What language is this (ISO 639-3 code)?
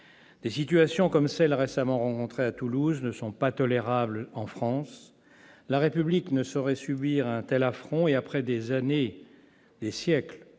fra